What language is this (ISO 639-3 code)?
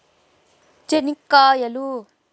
tel